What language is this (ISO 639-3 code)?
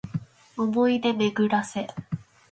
jpn